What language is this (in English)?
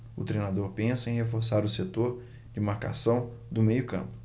Portuguese